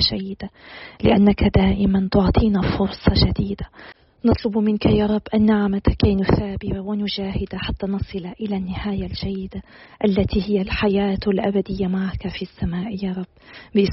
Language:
Arabic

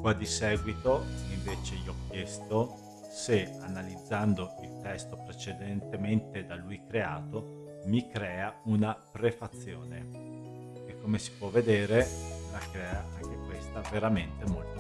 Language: Italian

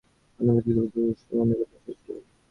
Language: Bangla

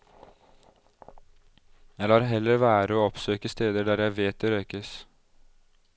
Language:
Norwegian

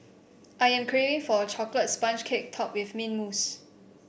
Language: English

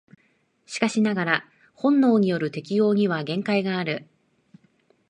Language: Japanese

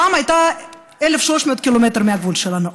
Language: Hebrew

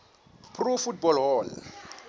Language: Xhosa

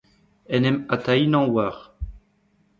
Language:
Breton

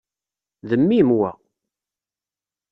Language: Kabyle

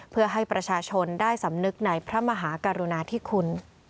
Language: Thai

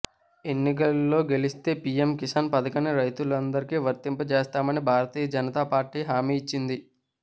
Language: Telugu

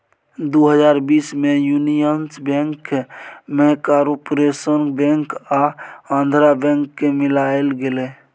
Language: Maithili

